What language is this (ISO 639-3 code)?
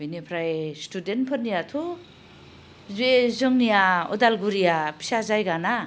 brx